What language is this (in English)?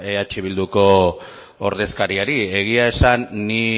Basque